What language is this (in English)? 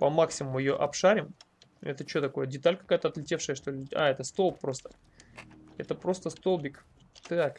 Russian